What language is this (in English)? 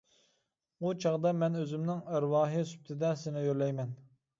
Uyghur